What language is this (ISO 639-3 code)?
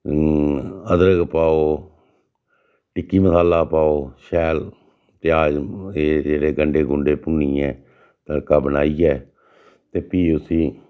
doi